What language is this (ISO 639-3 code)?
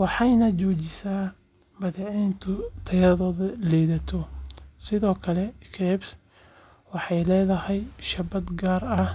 som